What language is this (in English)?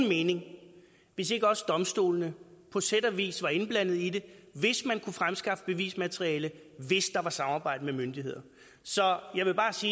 Danish